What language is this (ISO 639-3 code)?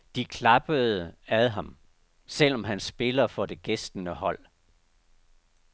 dan